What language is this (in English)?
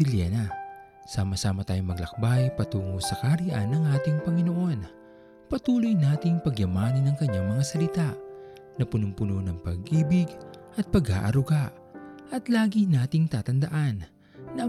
Filipino